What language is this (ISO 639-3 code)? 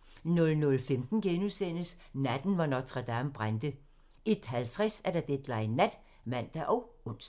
dan